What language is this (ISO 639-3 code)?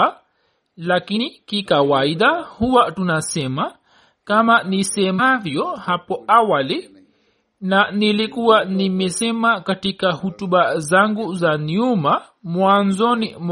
swa